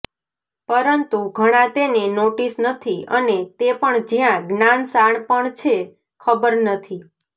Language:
Gujarati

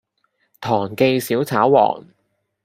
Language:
Cantonese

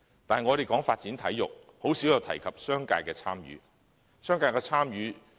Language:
Cantonese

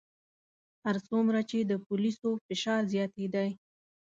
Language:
Pashto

